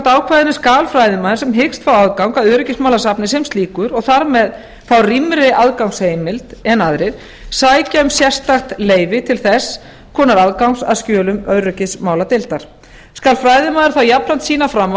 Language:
Icelandic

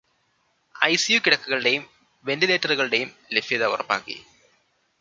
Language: Malayalam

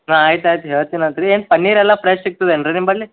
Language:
Kannada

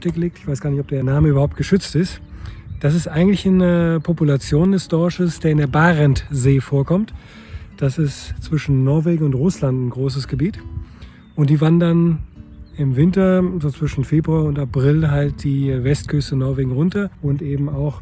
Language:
German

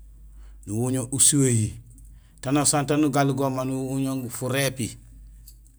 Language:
Gusilay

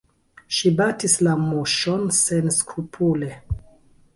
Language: Esperanto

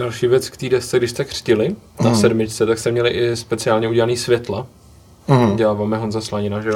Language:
Czech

